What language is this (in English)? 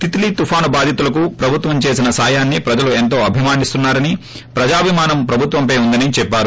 Telugu